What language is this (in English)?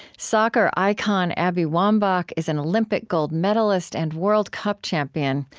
English